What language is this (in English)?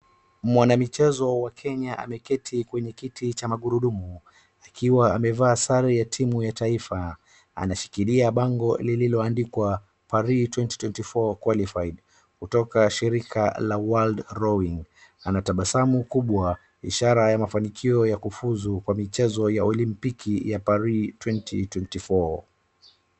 Swahili